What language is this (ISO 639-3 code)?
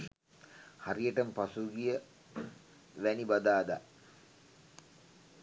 sin